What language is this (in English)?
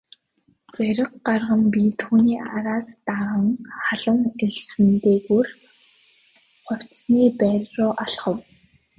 Mongolian